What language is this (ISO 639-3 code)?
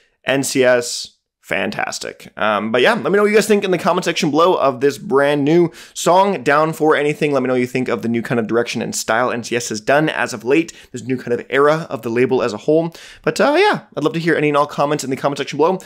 eng